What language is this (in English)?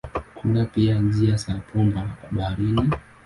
Swahili